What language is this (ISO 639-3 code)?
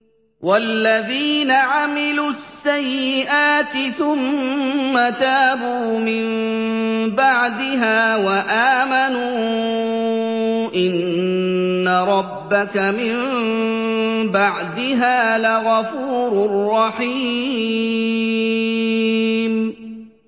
ara